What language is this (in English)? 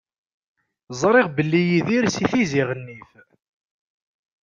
Kabyle